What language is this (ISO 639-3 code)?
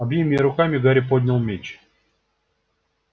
rus